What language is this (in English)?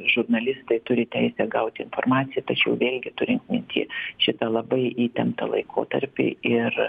Lithuanian